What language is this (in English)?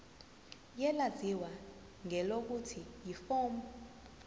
Zulu